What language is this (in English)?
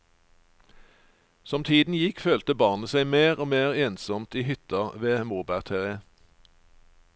Norwegian